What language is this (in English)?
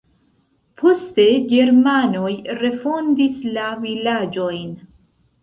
Esperanto